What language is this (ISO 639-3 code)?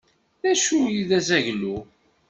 kab